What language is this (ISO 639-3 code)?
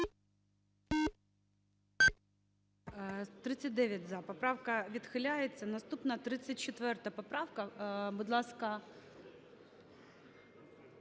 ukr